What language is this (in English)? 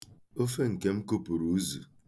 Igbo